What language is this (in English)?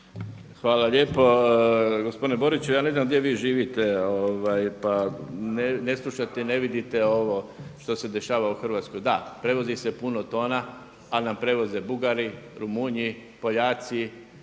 Croatian